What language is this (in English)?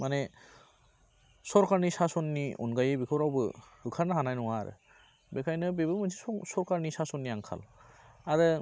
Bodo